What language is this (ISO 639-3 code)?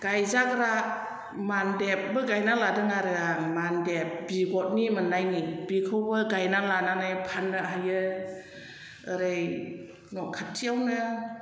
brx